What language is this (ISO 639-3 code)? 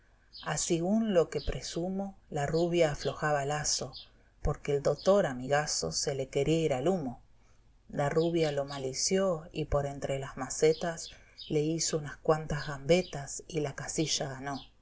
spa